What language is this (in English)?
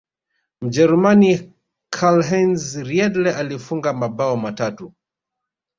Swahili